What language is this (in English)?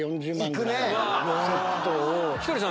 Japanese